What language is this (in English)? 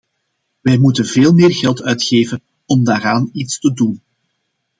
Dutch